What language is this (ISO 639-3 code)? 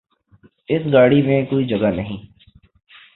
urd